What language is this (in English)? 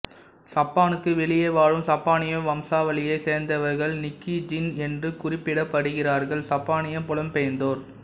Tamil